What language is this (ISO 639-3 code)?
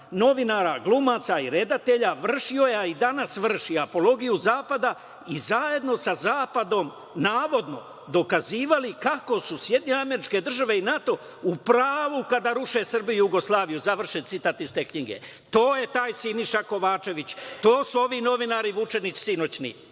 srp